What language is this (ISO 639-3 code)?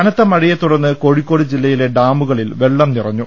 mal